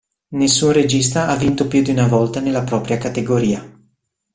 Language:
Italian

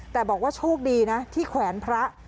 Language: Thai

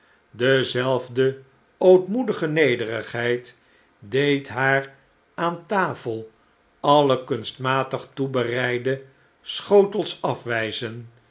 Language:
Dutch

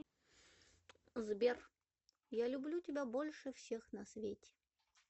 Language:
Russian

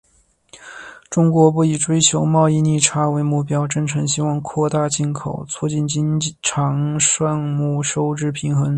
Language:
Chinese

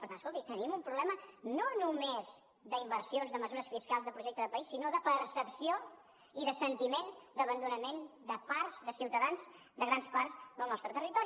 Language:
Catalan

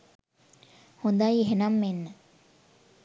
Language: Sinhala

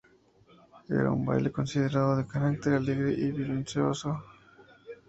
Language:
Spanish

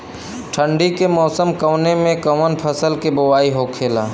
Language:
Bhojpuri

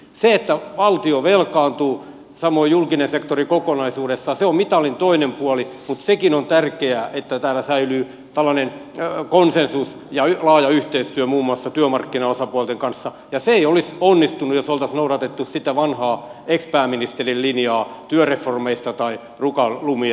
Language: Finnish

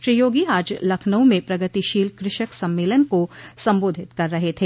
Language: Hindi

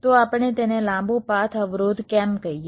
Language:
Gujarati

